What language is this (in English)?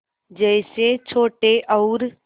Hindi